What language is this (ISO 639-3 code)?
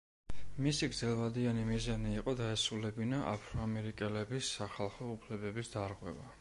kat